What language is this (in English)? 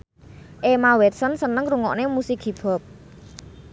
Javanese